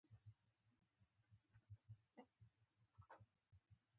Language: Pashto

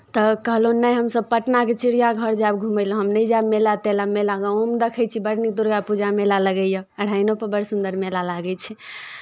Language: Maithili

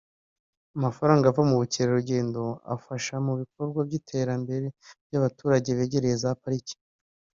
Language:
Kinyarwanda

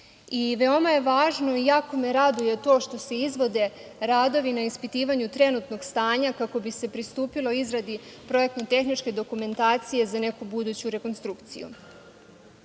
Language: Serbian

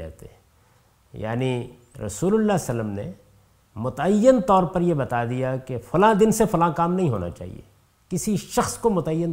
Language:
Urdu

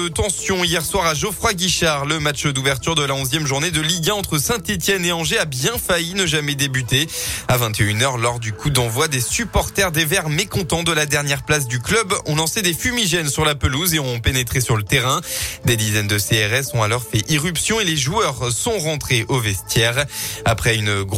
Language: French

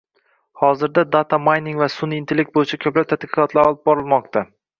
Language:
Uzbek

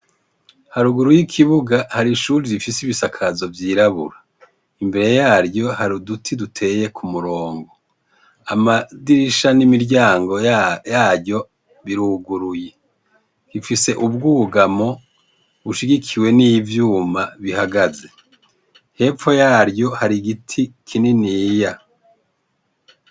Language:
Rundi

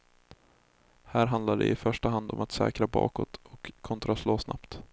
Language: Swedish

